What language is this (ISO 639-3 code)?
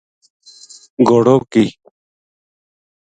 gju